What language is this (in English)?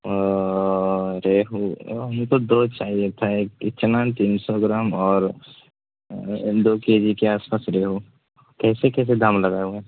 Urdu